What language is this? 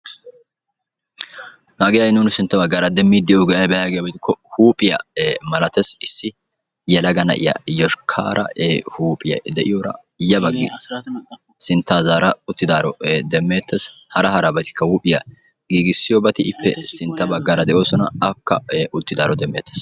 Wolaytta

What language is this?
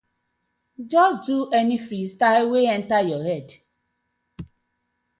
Nigerian Pidgin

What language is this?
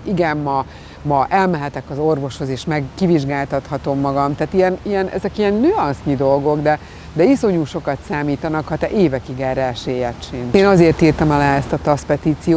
Hungarian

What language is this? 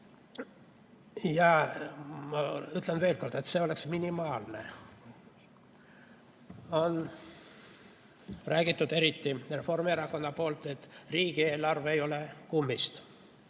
Estonian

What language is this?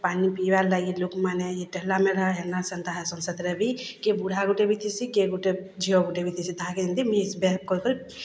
Odia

